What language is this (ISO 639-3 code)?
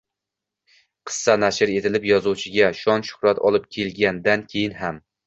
uzb